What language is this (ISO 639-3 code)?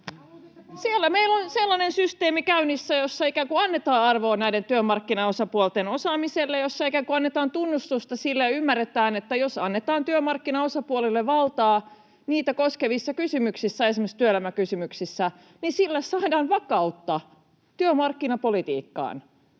fin